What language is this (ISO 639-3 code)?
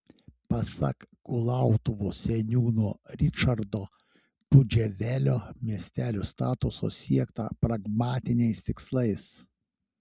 lit